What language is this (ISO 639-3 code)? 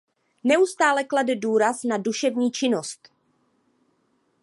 ces